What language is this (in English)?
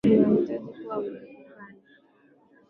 Swahili